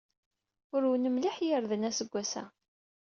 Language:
Kabyle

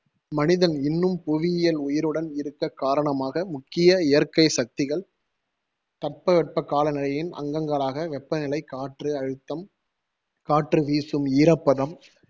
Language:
Tamil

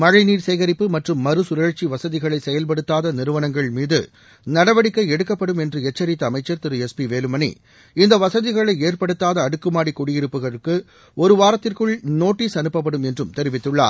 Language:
Tamil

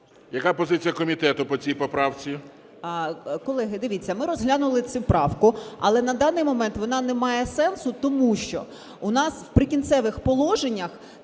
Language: Ukrainian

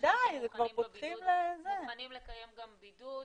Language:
Hebrew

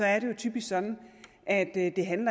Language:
Danish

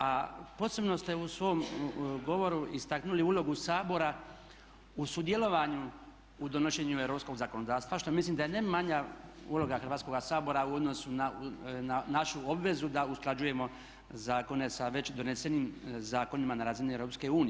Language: Croatian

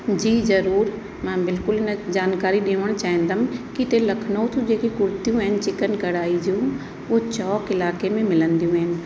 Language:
Sindhi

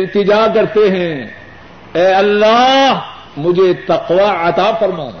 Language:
Urdu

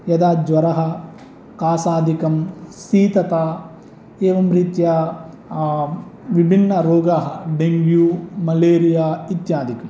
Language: Sanskrit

